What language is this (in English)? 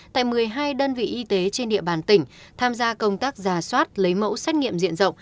Vietnamese